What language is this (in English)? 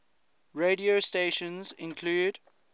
English